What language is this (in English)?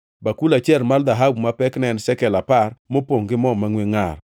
Luo (Kenya and Tanzania)